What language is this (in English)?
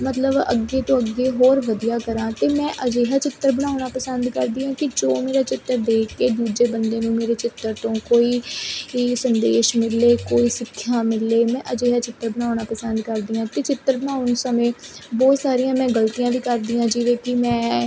Punjabi